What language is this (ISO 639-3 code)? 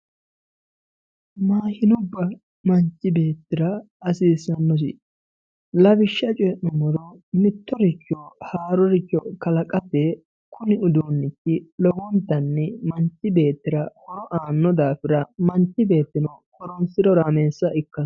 sid